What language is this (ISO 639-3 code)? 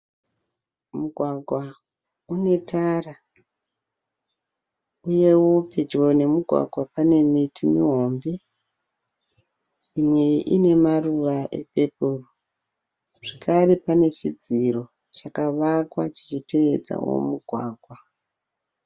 sna